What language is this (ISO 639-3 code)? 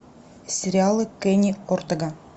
rus